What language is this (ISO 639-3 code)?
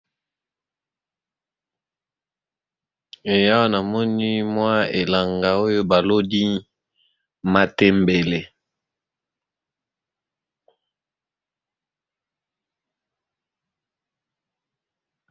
lin